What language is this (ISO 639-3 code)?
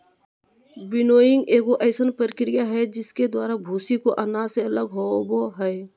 mag